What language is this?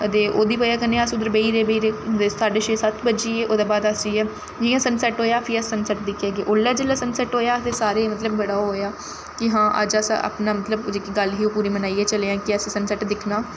Dogri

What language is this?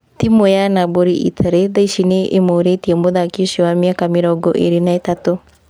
Kikuyu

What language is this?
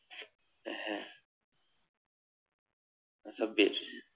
Bangla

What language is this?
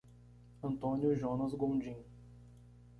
Portuguese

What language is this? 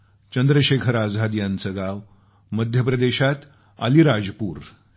Marathi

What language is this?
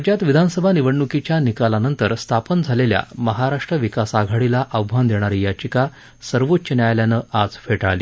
Marathi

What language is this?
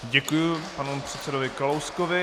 Czech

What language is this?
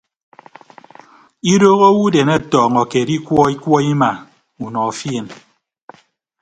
Ibibio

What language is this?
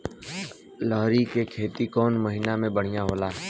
Bhojpuri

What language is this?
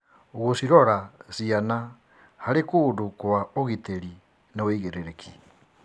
Kikuyu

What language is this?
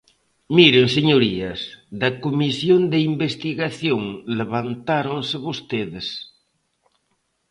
Galician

